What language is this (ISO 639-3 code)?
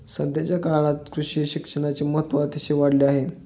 mar